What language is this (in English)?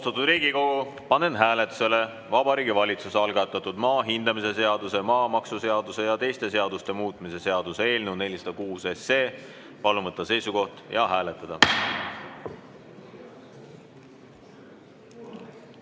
Estonian